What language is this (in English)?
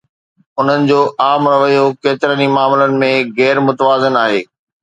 Sindhi